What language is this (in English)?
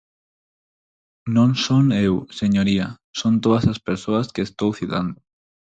Galician